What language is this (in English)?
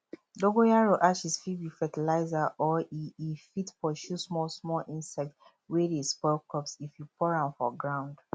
Nigerian Pidgin